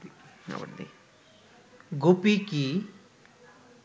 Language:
Bangla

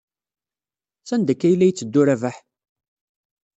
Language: Kabyle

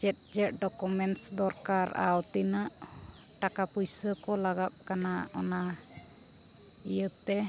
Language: Santali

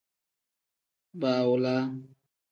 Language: Tem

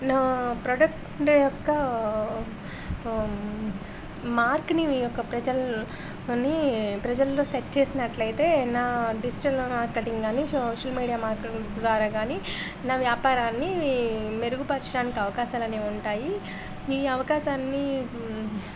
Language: Telugu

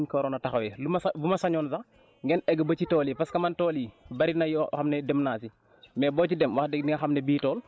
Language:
Wolof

